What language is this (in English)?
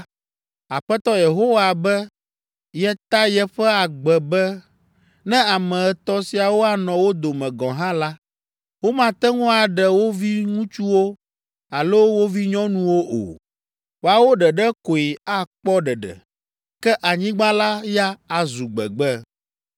Ewe